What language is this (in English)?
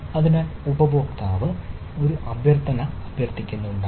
Malayalam